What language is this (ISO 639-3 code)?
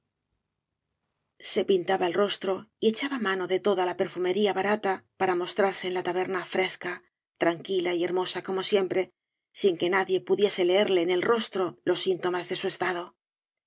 spa